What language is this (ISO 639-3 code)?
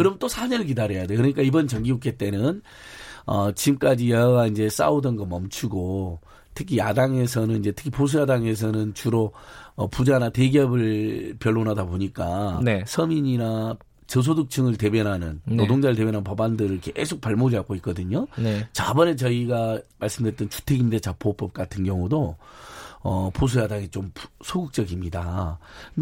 kor